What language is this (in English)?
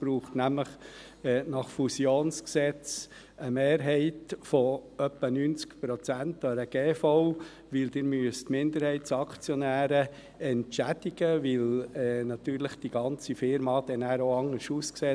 Swiss German